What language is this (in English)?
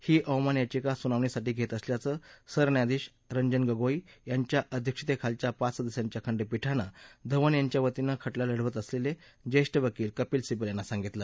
Marathi